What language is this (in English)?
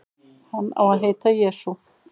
Icelandic